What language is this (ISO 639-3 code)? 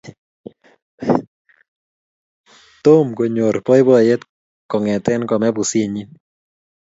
kln